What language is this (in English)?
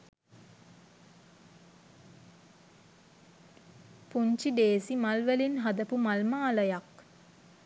Sinhala